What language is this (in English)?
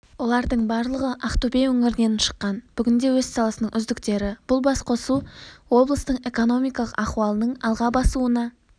Kazakh